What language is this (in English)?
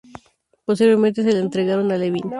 Spanish